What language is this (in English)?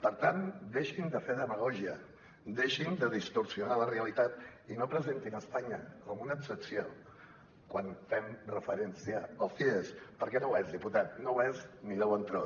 Catalan